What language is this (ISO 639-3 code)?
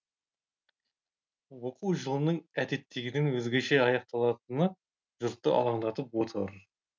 kaz